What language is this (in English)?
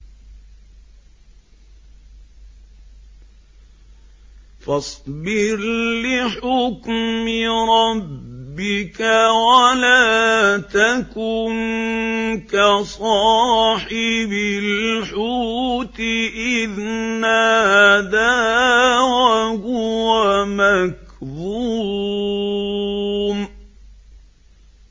Arabic